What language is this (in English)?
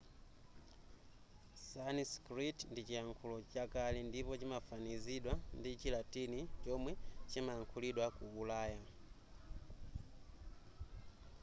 Nyanja